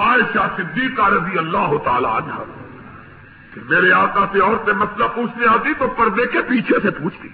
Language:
Urdu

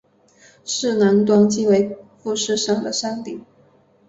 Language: Chinese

